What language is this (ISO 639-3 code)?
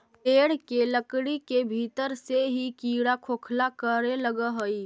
mag